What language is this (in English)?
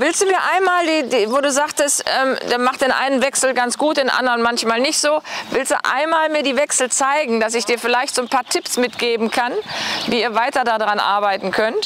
German